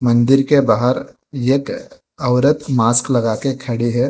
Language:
Hindi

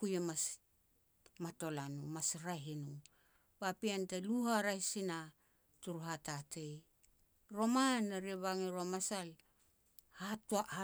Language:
Petats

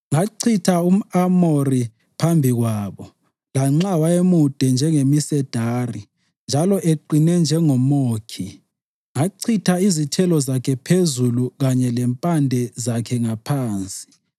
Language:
North Ndebele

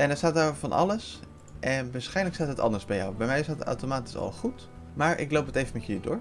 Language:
Dutch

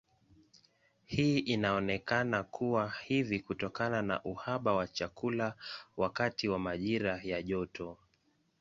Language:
Swahili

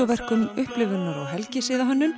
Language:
Icelandic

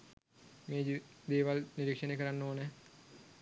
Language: Sinhala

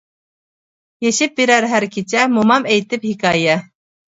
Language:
Uyghur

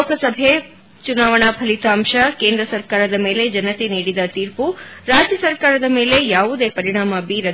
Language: Kannada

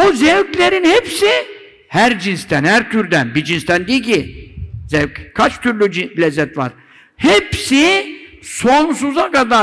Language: Turkish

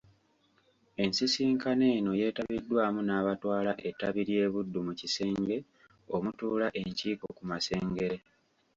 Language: Ganda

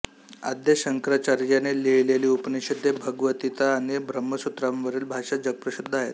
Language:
Marathi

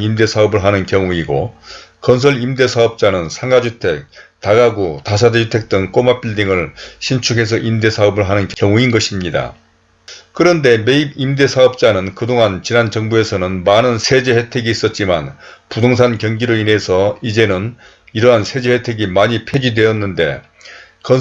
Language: Korean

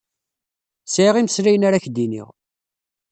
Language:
Kabyle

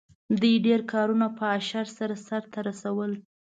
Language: Pashto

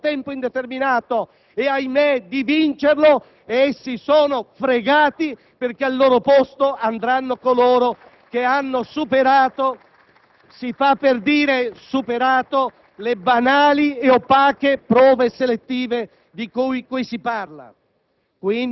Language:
Italian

